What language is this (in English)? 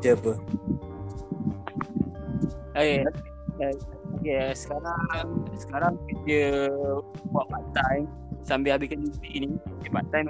Malay